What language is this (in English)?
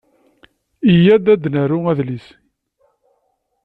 Kabyle